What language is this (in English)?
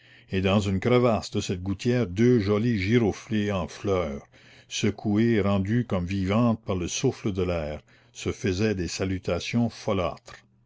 French